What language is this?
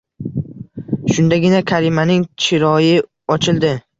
Uzbek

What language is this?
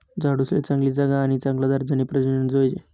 Marathi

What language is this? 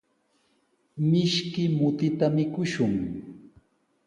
Sihuas Ancash Quechua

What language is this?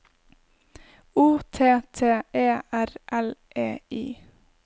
Norwegian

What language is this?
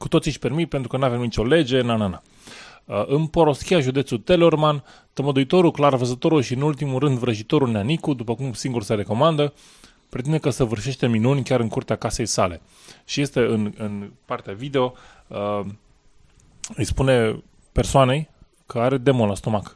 Romanian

